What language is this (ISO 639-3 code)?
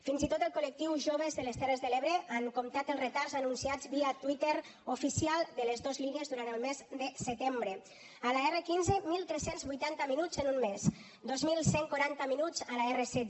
cat